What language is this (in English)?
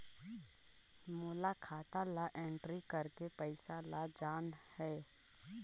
Chhattisgarhi